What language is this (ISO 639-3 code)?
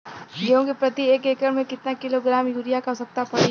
bho